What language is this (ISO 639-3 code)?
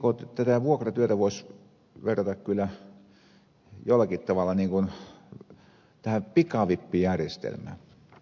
fin